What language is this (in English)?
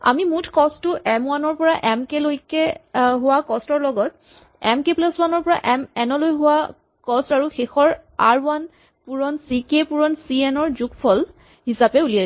Assamese